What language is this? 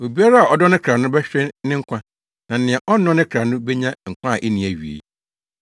Akan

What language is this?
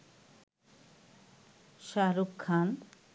Bangla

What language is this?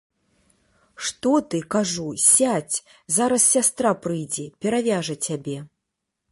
Belarusian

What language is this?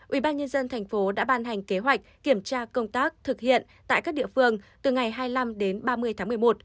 Vietnamese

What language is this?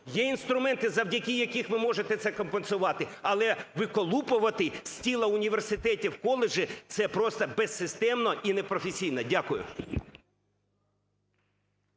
Ukrainian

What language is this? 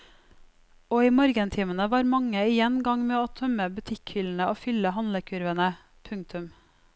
Norwegian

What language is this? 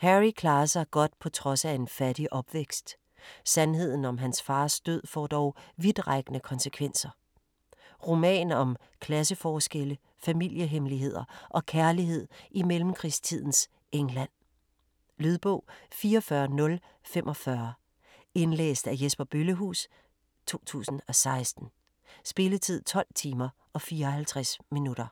Danish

